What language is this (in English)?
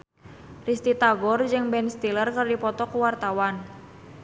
Sundanese